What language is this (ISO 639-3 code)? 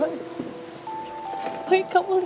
ind